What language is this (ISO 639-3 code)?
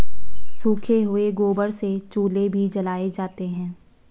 hin